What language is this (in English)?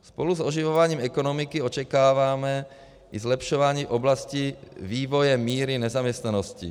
Czech